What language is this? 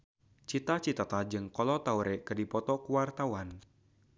Sundanese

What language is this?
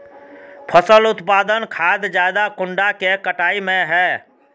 Magahi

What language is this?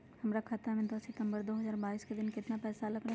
Magahi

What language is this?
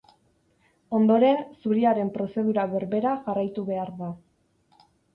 Basque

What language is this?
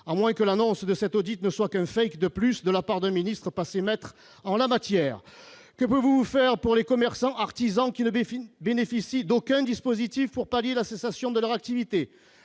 French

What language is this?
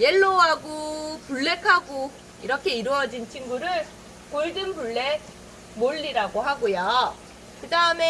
Korean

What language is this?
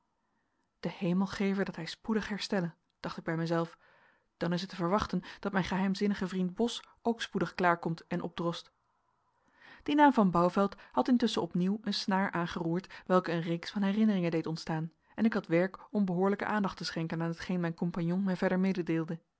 Dutch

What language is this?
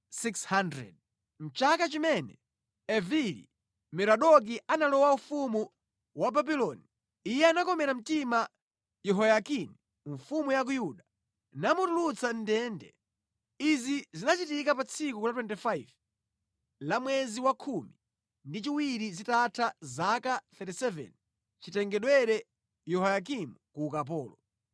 Nyanja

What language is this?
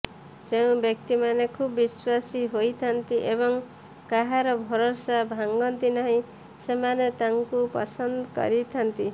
Odia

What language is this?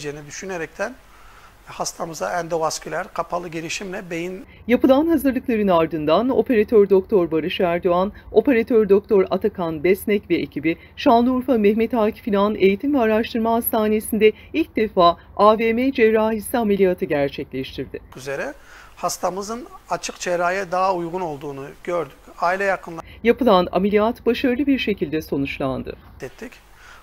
Turkish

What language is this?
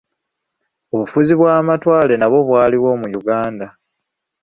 Ganda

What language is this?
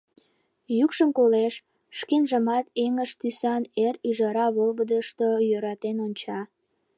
Mari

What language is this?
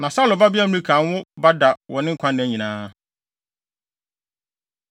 Akan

